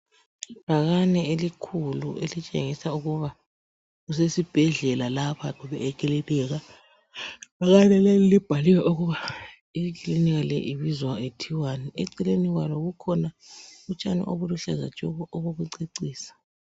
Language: North Ndebele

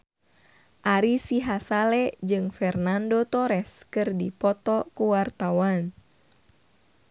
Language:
Sundanese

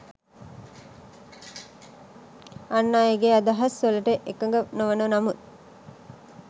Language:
Sinhala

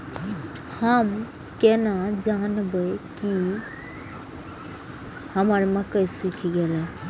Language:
Maithili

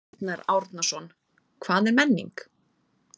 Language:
Icelandic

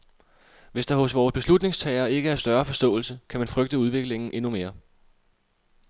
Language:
Danish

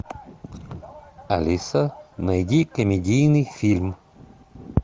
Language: Russian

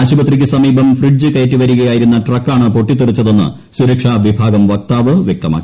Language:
Malayalam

